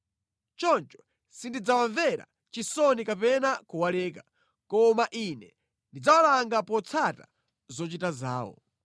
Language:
Nyanja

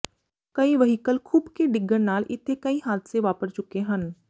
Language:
Punjabi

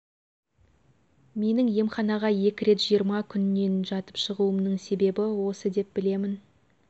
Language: Kazakh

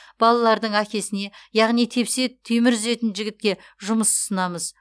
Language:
Kazakh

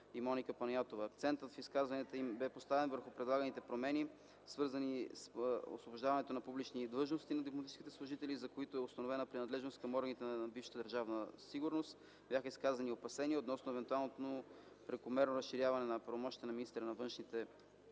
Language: Bulgarian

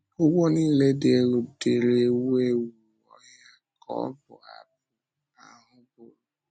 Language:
Igbo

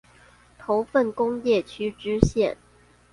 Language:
Chinese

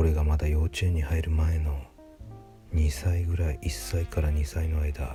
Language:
Japanese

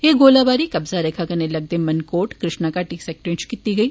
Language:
Dogri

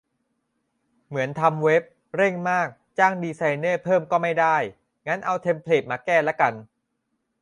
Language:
Thai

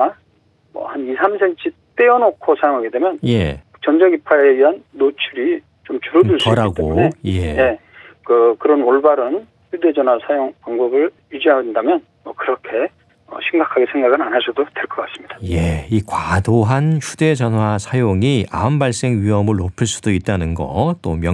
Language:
Korean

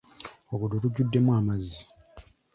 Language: Ganda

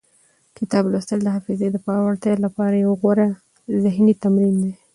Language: Pashto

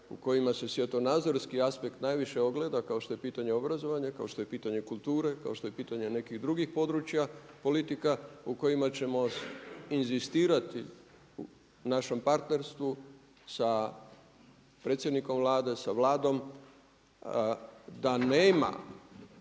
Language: Croatian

